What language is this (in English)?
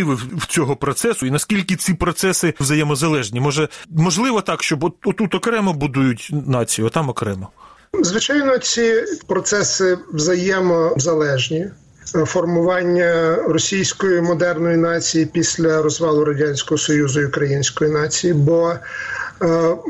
Ukrainian